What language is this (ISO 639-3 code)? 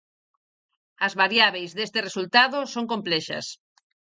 glg